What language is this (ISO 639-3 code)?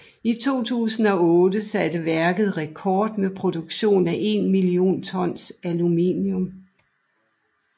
dan